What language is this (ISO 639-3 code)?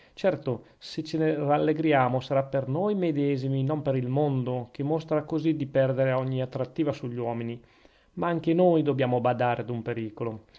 ita